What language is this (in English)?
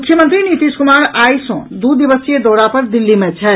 Maithili